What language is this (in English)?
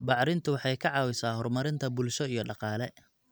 Somali